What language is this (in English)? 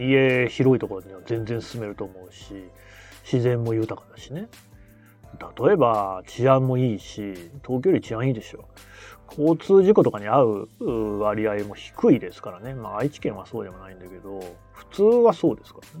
Japanese